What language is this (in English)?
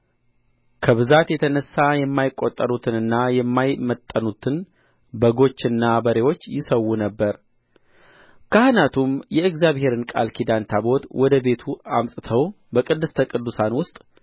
Amharic